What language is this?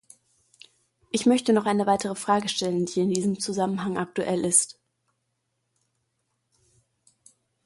German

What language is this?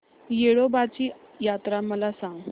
Marathi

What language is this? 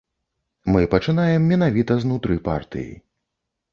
Belarusian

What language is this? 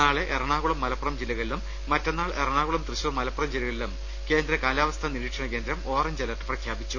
Malayalam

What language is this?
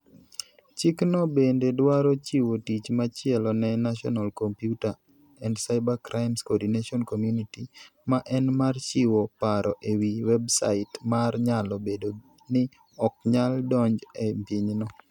Luo (Kenya and Tanzania)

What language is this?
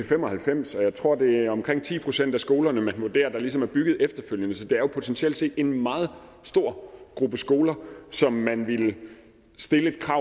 Danish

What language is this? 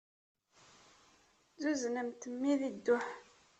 Kabyle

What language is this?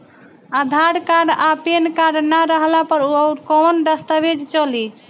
Bhojpuri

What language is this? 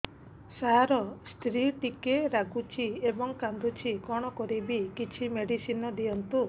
Odia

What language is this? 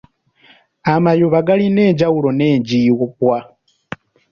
Ganda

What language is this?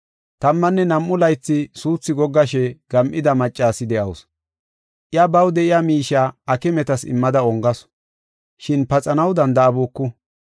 Gofa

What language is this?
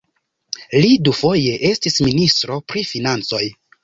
Esperanto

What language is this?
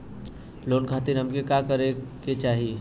Bhojpuri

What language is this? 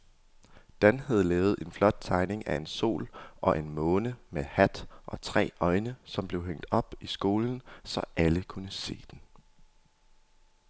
Danish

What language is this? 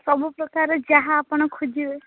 Odia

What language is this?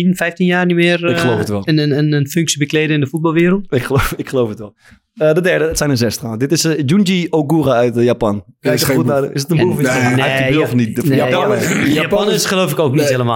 Dutch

